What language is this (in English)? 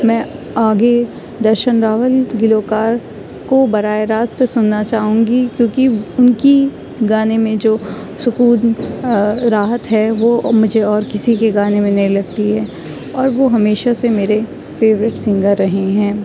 Urdu